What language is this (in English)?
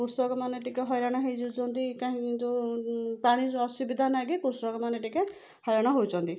Odia